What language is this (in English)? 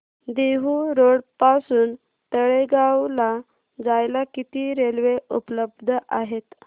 Marathi